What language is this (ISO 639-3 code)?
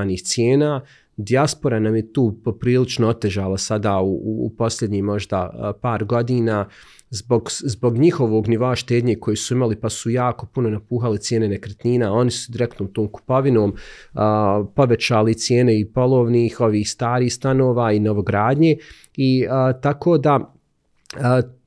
hrv